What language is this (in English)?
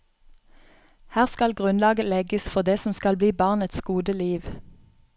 Norwegian